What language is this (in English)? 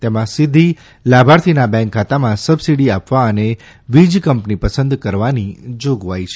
Gujarati